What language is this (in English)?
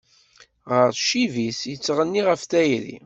Kabyle